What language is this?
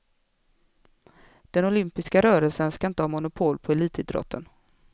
Swedish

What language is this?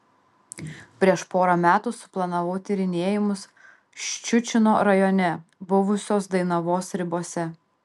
Lithuanian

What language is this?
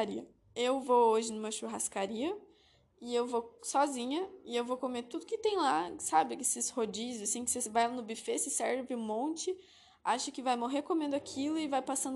Portuguese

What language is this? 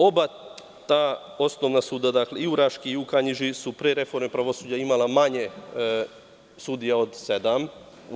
Serbian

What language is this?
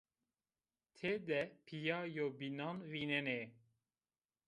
Zaza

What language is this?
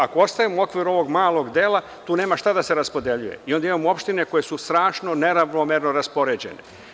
Serbian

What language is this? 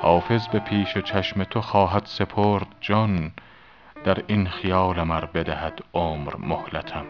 Persian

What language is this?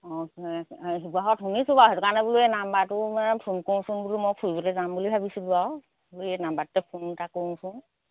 Assamese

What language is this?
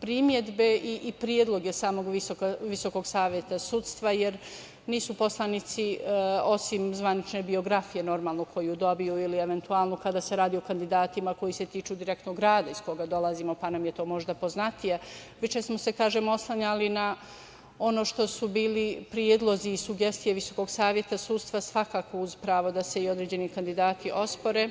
Serbian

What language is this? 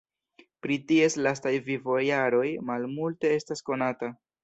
Esperanto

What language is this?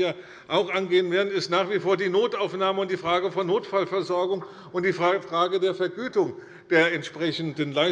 German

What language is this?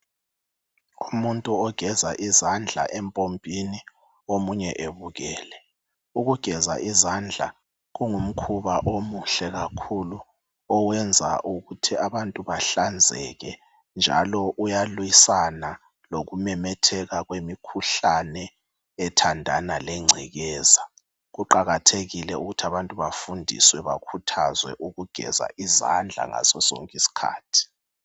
North Ndebele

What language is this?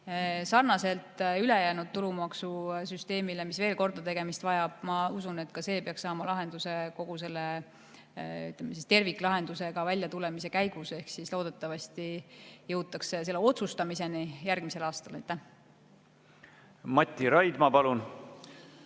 Estonian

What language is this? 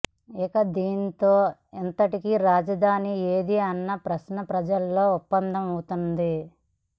Telugu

